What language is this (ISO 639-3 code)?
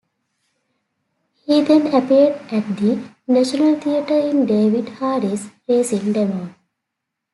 eng